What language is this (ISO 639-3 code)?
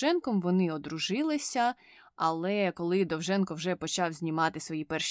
ukr